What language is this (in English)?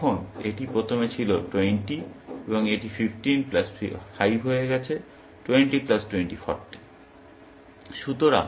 Bangla